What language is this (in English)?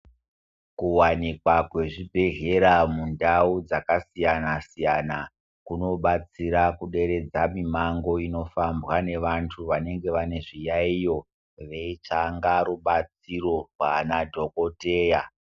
Ndau